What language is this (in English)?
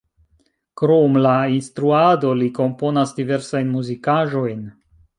Esperanto